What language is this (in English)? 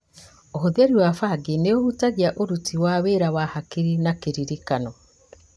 Kikuyu